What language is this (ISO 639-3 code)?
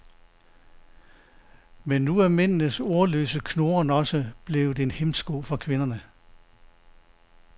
dan